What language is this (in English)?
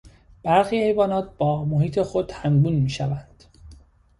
Persian